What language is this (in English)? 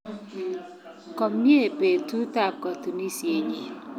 Kalenjin